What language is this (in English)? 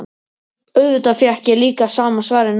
Icelandic